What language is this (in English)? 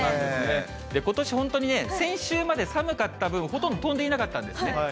Japanese